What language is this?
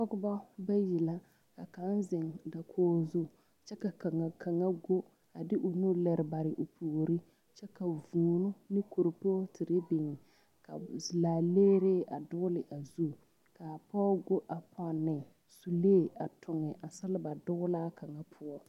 Southern Dagaare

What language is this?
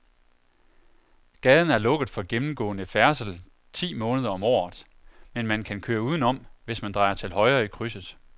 Danish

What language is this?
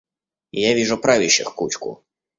Russian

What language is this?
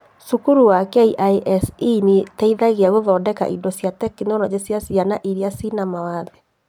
Kikuyu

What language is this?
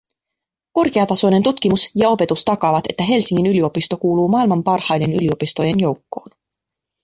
Finnish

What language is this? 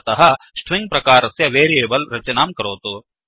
Sanskrit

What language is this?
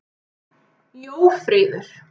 Icelandic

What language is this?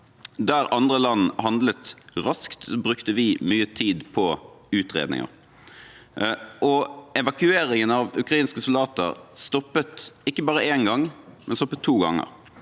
Norwegian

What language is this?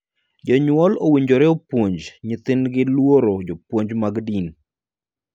Luo (Kenya and Tanzania)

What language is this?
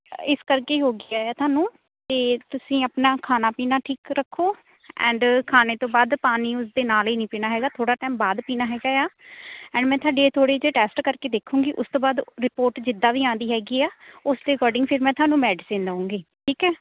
Punjabi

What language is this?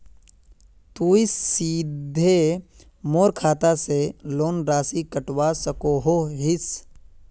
Magahi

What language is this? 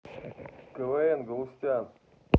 Russian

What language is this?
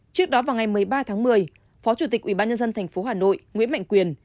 Vietnamese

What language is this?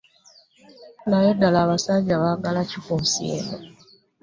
Ganda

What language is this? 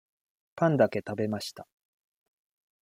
Japanese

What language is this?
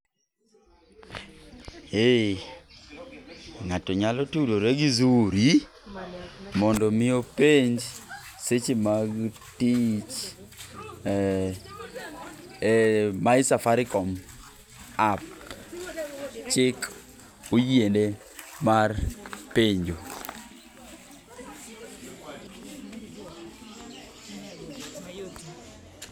Luo (Kenya and Tanzania)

